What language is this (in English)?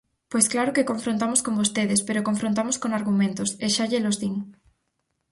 Galician